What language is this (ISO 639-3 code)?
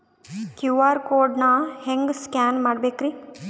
kan